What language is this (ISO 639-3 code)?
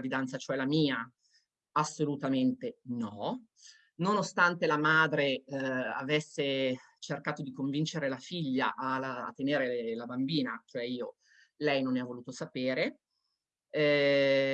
ita